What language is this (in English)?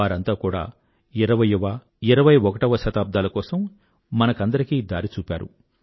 Telugu